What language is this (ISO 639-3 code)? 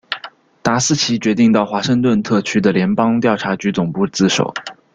zho